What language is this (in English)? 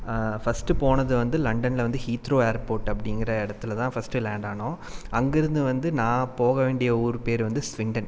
Tamil